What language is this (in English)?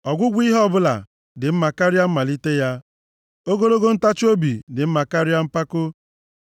Igbo